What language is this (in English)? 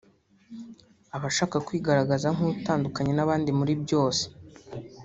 Kinyarwanda